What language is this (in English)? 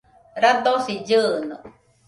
Nüpode Huitoto